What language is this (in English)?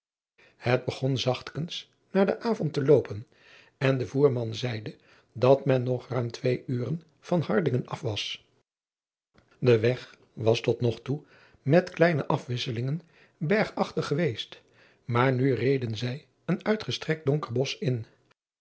Dutch